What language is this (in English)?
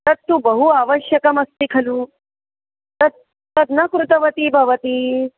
Sanskrit